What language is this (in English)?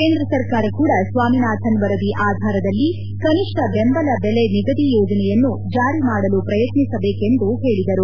Kannada